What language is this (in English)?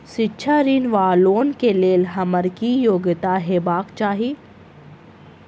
Maithili